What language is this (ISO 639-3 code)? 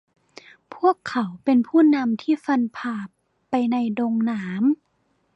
tha